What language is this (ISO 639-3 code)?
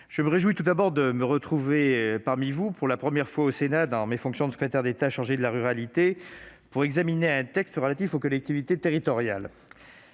fra